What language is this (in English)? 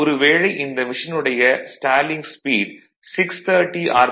Tamil